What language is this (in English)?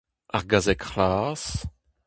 Breton